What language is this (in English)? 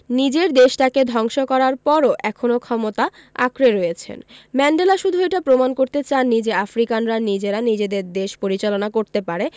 Bangla